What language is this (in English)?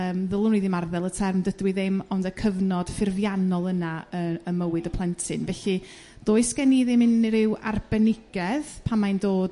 Welsh